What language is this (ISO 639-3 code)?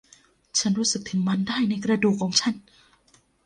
tha